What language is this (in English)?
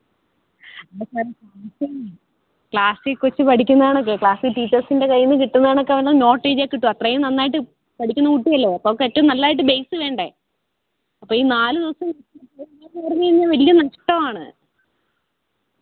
Malayalam